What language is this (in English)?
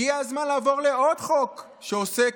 Hebrew